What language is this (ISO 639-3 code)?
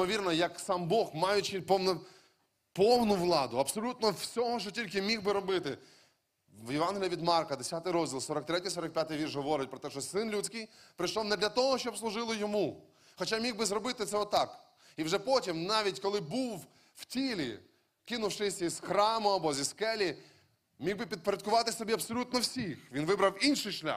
ukr